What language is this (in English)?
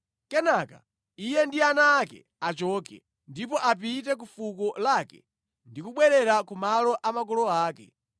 Nyanja